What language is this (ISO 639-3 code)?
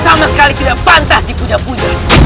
ind